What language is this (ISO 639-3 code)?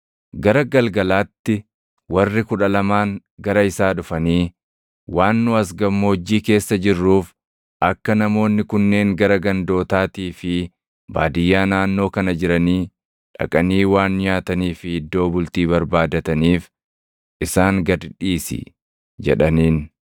orm